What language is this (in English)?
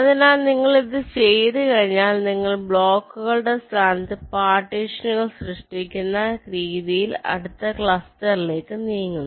Malayalam